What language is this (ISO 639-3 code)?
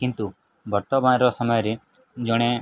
ori